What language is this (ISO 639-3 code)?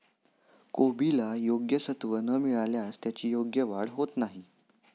mar